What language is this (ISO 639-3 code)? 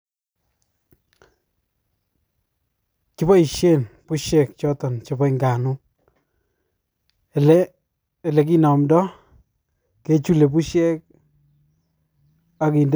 kln